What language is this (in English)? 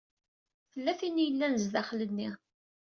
Kabyle